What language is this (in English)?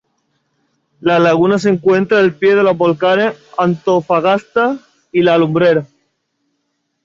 Spanish